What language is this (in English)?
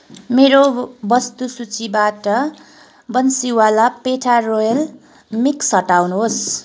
Nepali